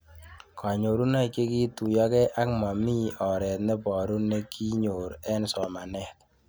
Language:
Kalenjin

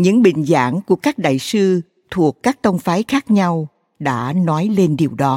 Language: Vietnamese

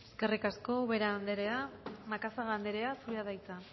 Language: Basque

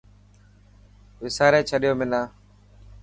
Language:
Dhatki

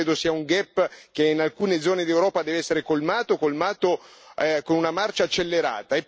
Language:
Italian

